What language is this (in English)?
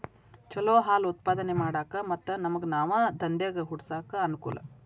Kannada